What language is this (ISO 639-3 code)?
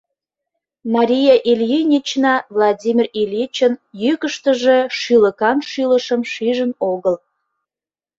chm